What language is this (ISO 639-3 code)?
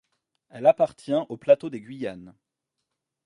fra